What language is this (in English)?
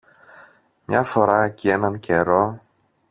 Greek